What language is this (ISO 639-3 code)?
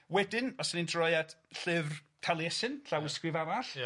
cym